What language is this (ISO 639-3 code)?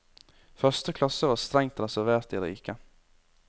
nor